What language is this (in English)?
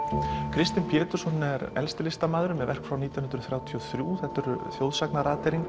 Icelandic